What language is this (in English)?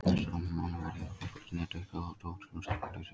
Icelandic